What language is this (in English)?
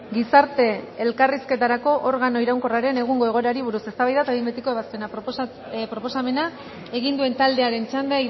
Basque